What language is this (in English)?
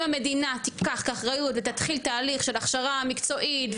Hebrew